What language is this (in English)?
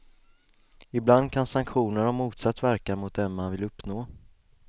Swedish